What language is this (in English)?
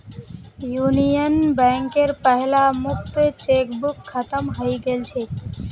Magahi